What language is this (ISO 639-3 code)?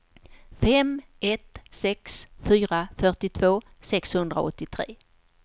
swe